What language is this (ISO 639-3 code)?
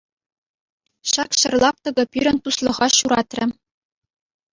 chv